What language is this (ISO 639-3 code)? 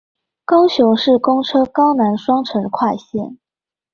zho